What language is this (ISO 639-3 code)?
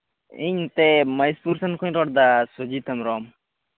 sat